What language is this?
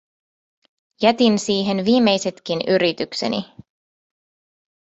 Finnish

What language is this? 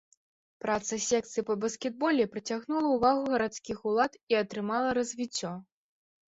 Belarusian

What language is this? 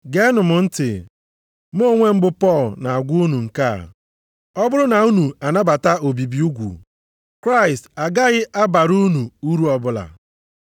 Igbo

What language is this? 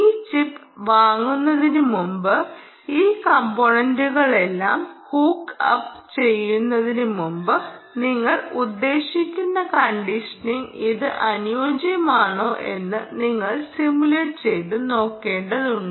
Malayalam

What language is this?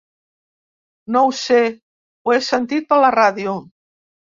Catalan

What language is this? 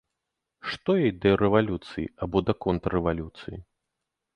Belarusian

